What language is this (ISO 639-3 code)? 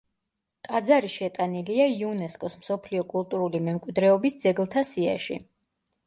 kat